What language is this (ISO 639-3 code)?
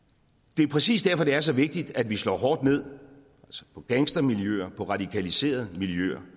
dan